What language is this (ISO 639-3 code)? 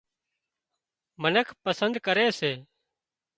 kxp